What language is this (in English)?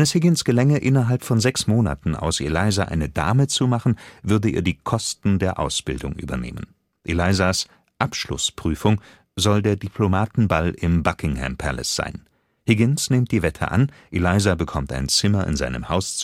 German